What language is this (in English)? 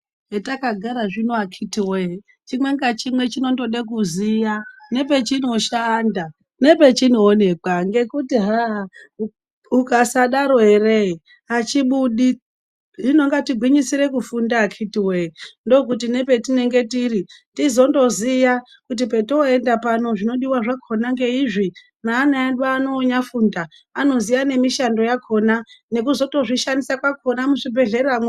Ndau